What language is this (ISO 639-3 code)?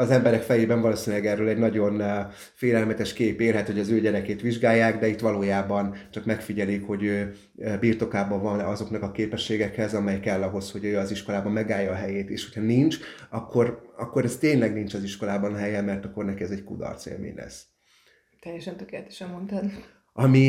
hun